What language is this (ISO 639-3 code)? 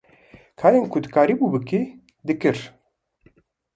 kur